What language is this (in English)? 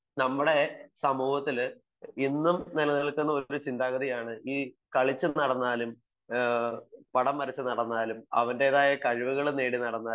Malayalam